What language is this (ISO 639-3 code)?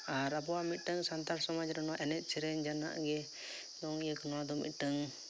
sat